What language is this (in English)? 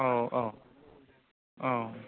Bodo